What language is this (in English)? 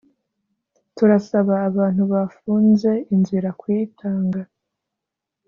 Kinyarwanda